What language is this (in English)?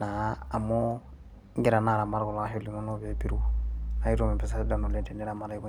Masai